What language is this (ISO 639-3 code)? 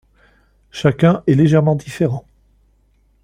fra